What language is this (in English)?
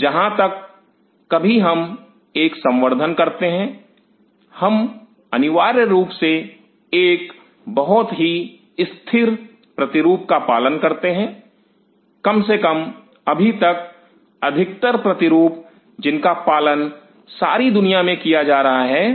Hindi